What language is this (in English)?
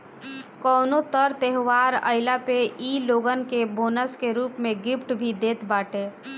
Bhojpuri